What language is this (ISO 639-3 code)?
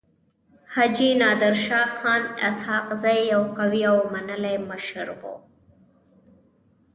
pus